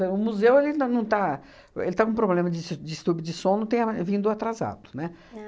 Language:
Portuguese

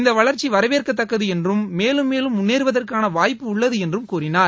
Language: Tamil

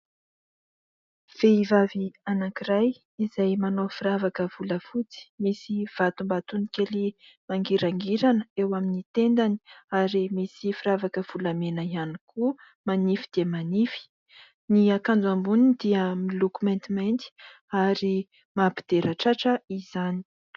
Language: Malagasy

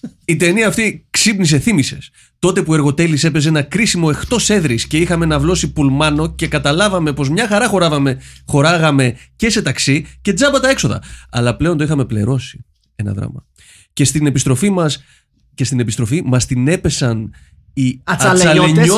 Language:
Greek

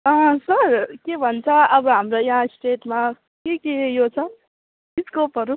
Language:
Nepali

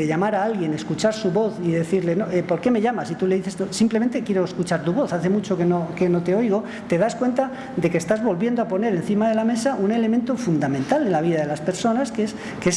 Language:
Spanish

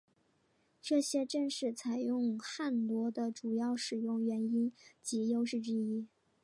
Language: Chinese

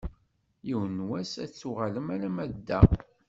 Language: Kabyle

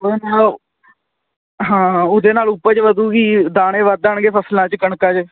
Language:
Punjabi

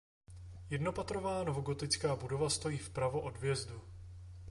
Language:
Czech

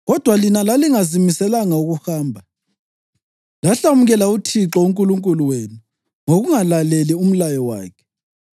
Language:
North Ndebele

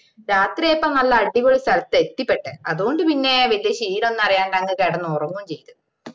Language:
Malayalam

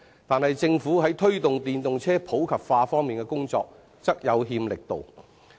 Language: Cantonese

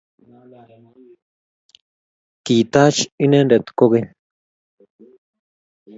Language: Kalenjin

